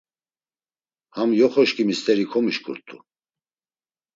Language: Laz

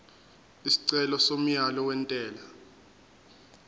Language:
Zulu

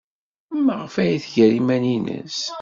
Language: Kabyle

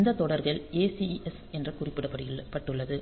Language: Tamil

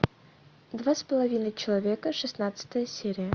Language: Russian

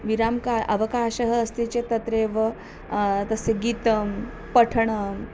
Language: Sanskrit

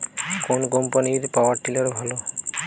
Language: Bangla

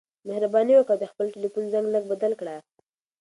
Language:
Pashto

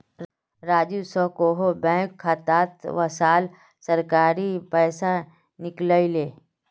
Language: Magahi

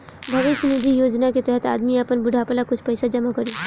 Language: Bhojpuri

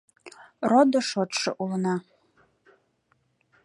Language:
Mari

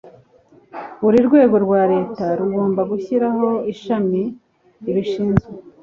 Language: Kinyarwanda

